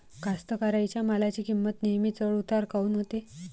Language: Marathi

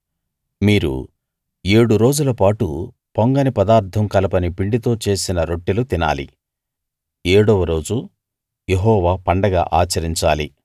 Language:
Telugu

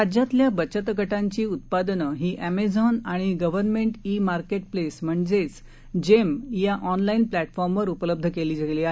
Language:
Marathi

